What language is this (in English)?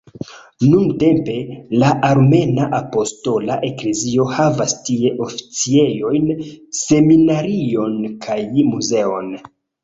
Esperanto